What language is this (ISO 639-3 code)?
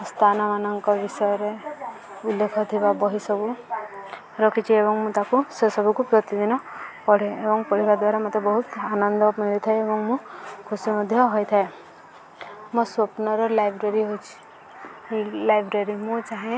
ori